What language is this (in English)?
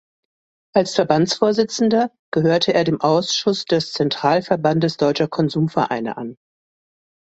German